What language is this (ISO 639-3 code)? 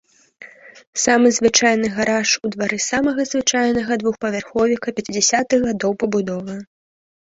bel